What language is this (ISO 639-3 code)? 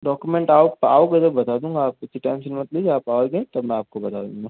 hin